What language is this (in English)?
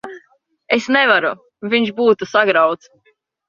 Latvian